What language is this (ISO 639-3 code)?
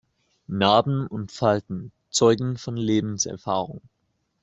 deu